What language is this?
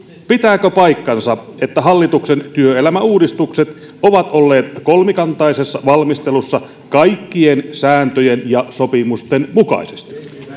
Finnish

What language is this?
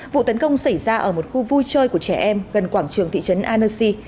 Vietnamese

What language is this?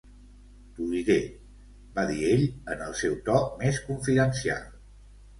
Catalan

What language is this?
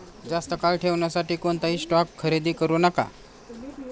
Marathi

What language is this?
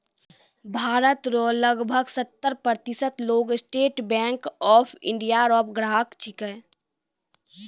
Maithili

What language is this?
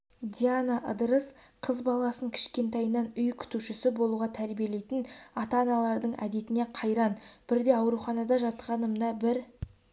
Kazakh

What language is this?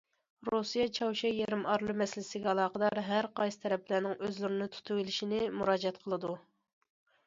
Uyghur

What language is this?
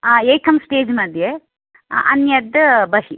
Sanskrit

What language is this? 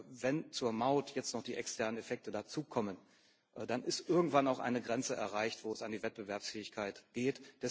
German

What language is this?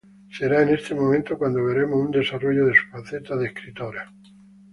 Spanish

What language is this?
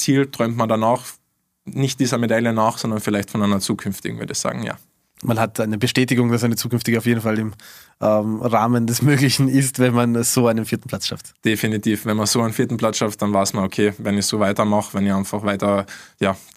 German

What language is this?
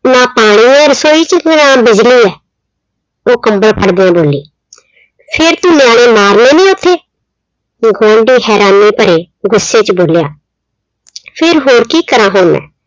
Punjabi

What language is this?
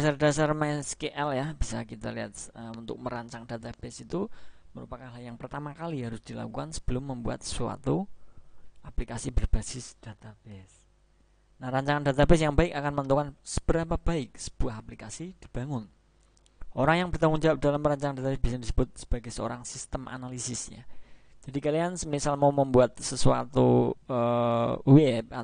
Indonesian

